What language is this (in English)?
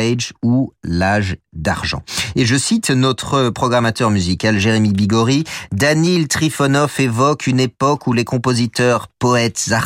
French